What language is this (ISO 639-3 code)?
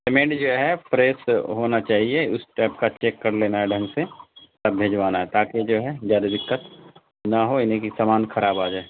urd